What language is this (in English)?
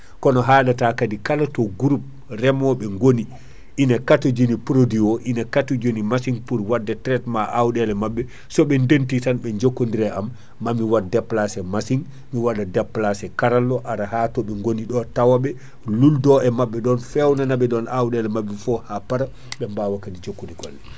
Fula